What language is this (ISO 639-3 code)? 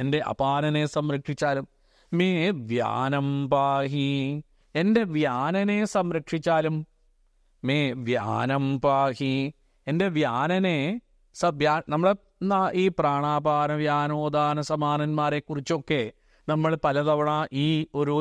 mal